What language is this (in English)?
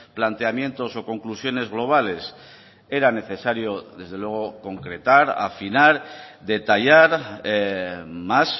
Spanish